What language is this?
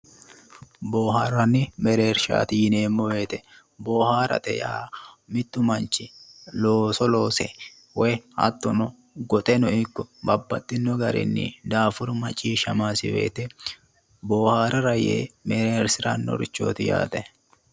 Sidamo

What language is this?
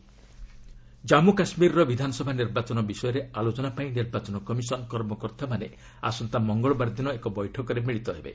Odia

